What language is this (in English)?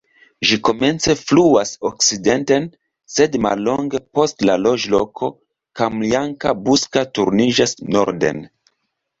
Esperanto